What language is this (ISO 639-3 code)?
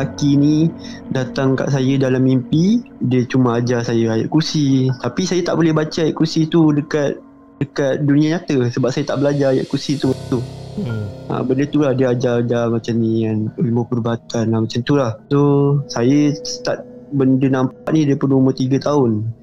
msa